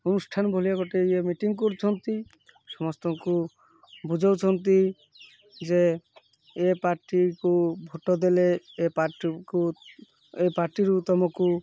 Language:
Odia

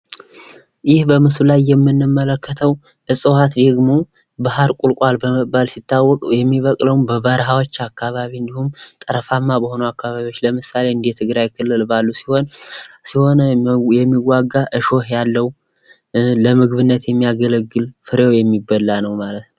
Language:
Amharic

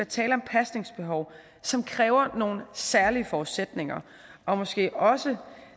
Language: Danish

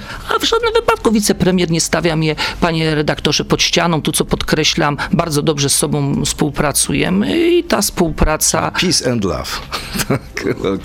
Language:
Polish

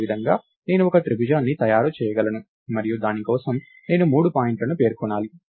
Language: Telugu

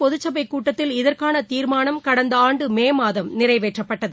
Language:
Tamil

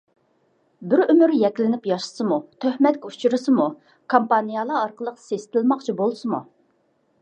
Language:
Uyghur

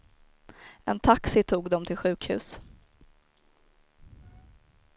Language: Swedish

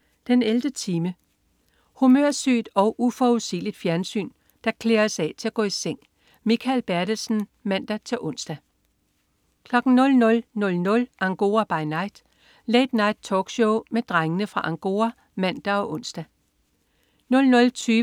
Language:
Danish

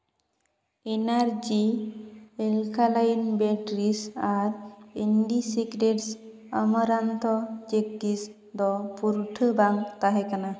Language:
Santali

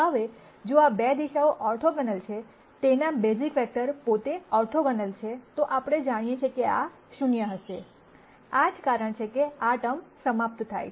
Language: Gujarati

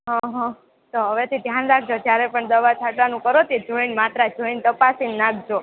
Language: Gujarati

